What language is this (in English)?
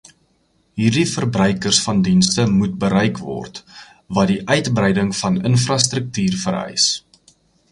Afrikaans